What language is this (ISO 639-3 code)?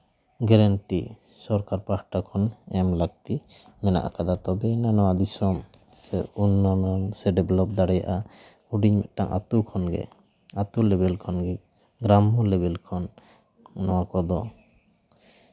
sat